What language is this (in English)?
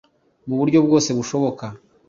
Kinyarwanda